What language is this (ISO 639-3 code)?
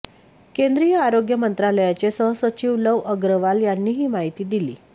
mar